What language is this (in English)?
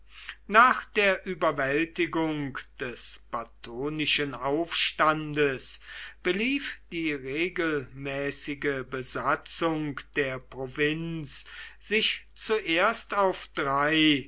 German